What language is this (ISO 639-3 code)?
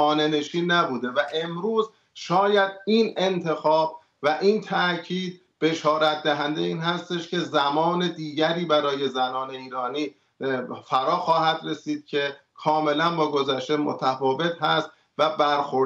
fas